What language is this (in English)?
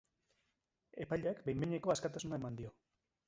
Basque